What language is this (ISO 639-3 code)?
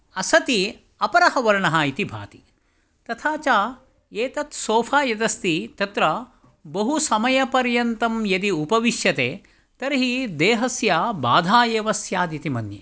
san